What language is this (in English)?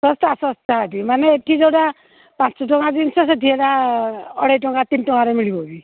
Odia